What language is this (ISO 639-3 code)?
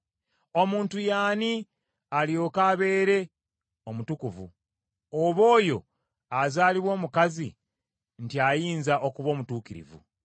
lug